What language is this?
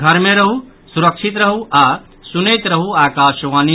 Maithili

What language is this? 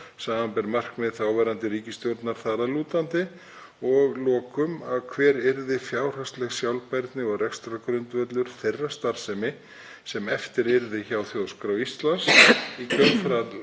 Icelandic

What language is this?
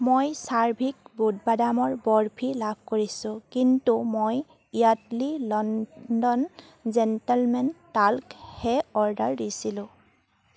Assamese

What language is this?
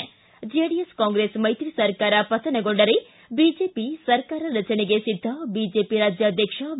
Kannada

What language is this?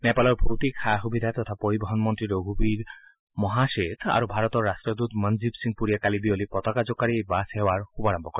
Assamese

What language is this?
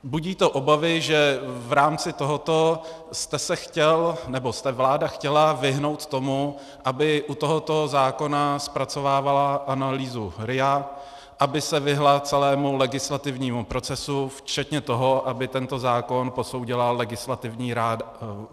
Czech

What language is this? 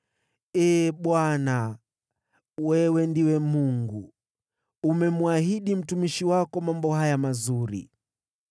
Swahili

